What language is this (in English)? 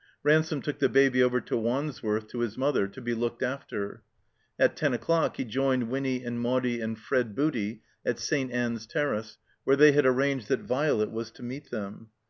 English